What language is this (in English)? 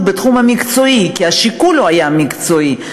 Hebrew